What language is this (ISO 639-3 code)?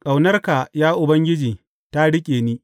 hau